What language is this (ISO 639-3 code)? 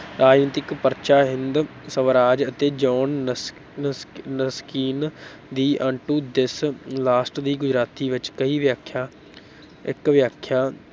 pan